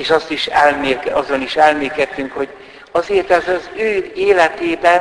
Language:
Hungarian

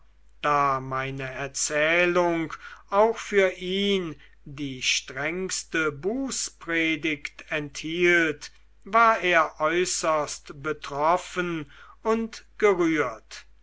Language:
German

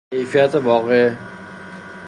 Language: Persian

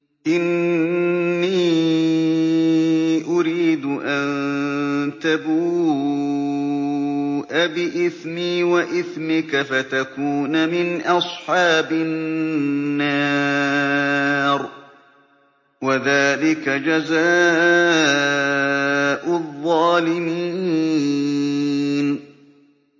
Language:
Arabic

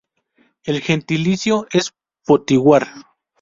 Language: Spanish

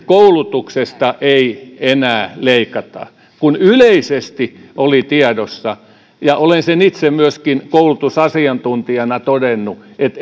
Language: Finnish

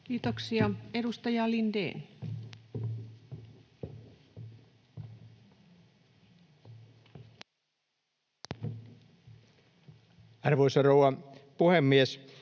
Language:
Finnish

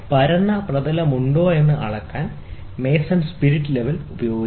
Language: Malayalam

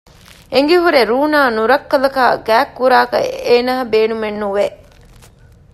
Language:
Divehi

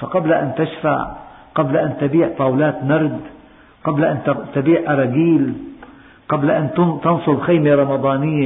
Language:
Arabic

